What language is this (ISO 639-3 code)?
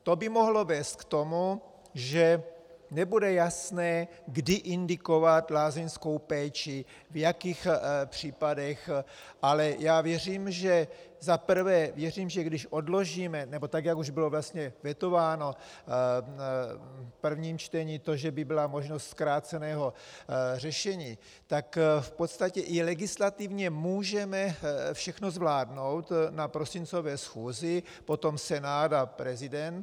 ces